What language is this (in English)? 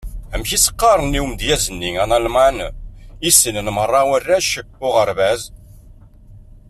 Kabyle